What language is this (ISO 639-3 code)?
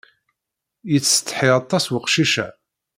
kab